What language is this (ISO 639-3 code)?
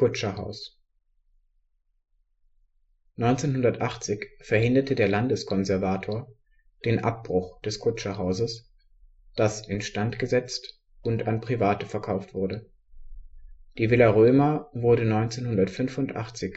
deu